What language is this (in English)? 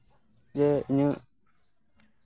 Santali